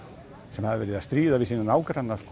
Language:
Icelandic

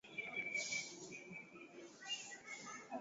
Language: Swahili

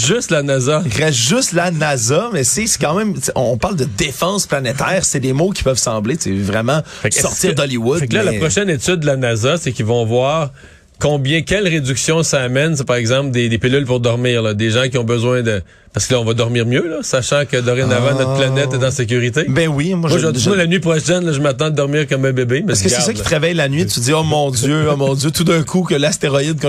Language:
French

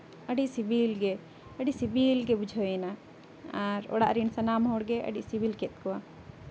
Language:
Santali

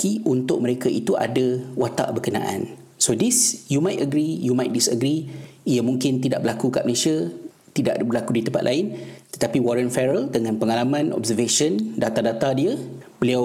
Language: Malay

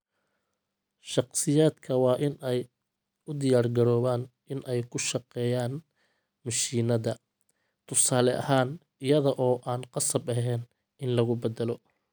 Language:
Somali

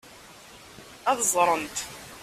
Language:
Kabyle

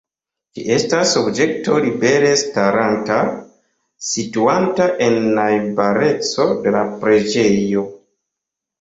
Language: Esperanto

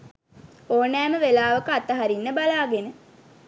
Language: Sinhala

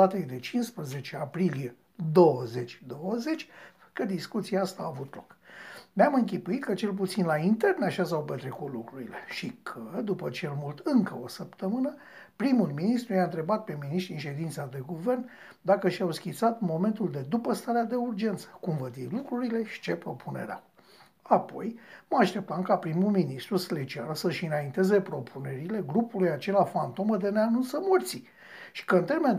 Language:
Romanian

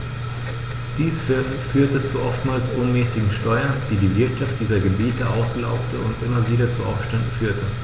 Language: German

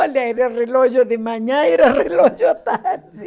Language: Portuguese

